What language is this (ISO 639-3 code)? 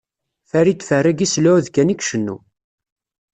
kab